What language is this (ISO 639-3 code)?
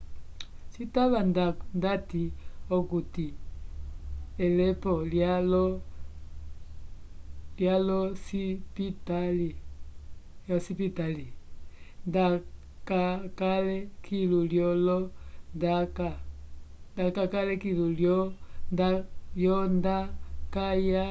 umb